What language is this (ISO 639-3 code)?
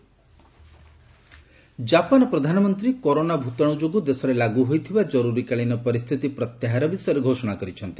ori